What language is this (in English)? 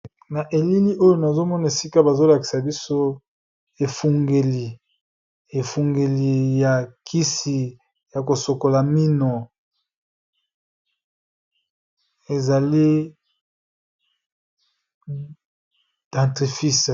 Lingala